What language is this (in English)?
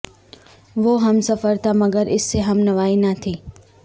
Urdu